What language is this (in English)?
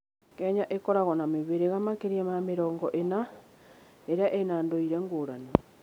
Kikuyu